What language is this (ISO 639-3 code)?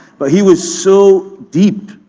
eng